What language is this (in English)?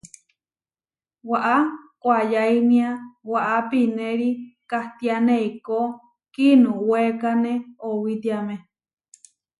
Huarijio